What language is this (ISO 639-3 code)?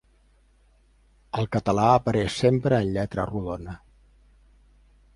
cat